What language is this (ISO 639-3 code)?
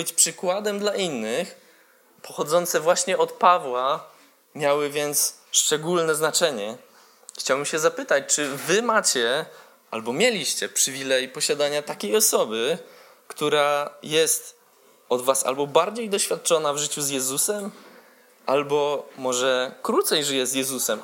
pol